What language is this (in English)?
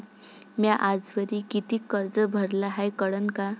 Marathi